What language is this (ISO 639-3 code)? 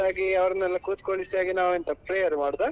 kan